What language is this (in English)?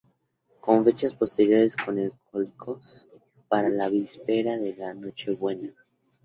Spanish